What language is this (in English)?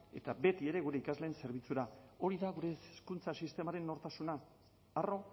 Basque